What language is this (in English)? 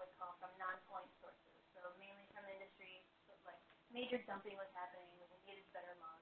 English